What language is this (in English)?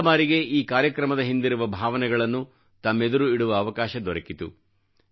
Kannada